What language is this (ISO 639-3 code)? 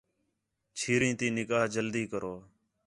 xhe